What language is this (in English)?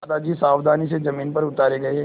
Hindi